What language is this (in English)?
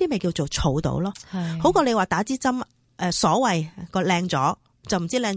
Chinese